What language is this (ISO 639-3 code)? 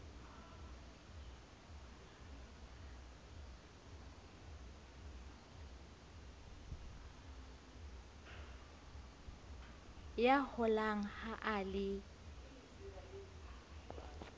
sot